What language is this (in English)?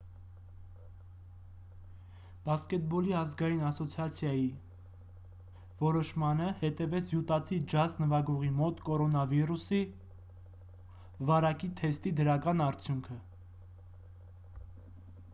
Armenian